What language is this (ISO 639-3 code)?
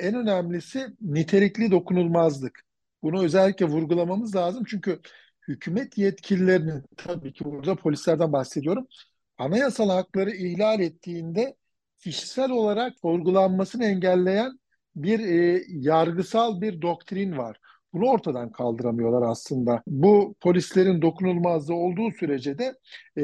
tur